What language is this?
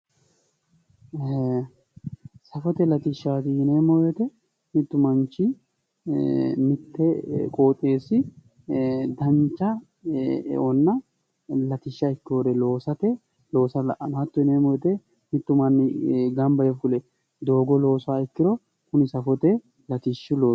Sidamo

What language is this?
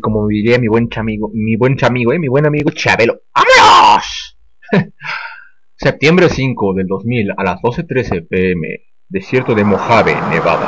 Spanish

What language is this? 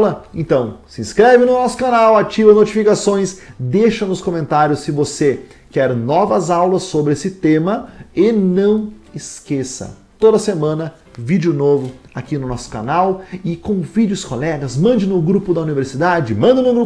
Portuguese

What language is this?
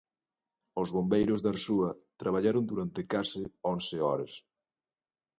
Galician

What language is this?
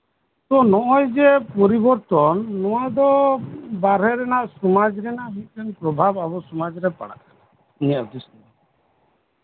Santali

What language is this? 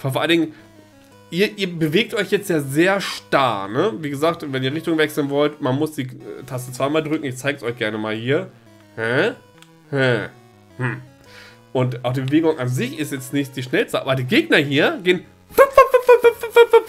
German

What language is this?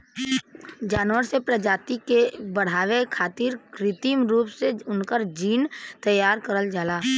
Bhojpuri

